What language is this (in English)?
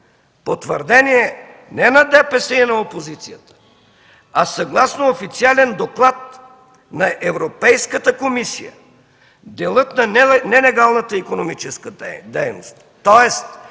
Bulgarian